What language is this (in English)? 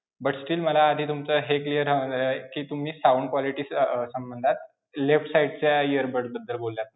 Marathi